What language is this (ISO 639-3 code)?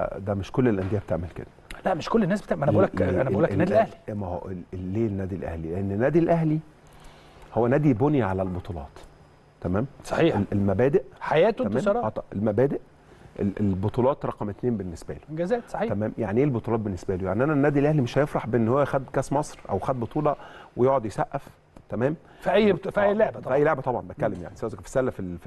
ara